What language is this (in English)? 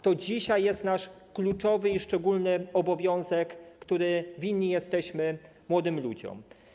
Polish